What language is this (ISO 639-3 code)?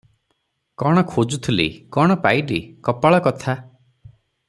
ori